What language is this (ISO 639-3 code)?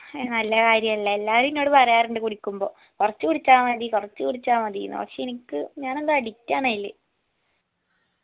mal